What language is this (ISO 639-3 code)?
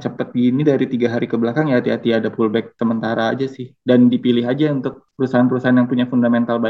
ind